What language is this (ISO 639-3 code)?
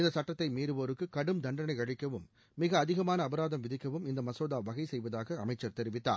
tam